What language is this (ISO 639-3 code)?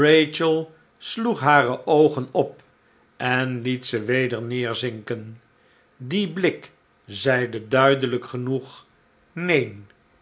nld